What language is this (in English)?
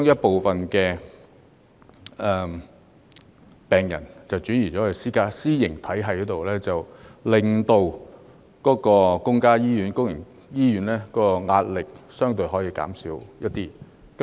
Cantonese